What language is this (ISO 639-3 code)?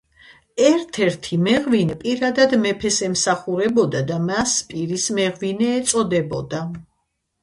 kat